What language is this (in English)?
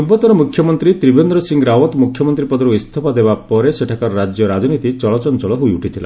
Odia